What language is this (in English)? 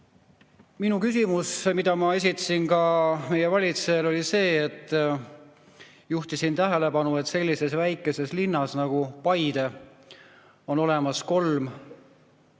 Estonian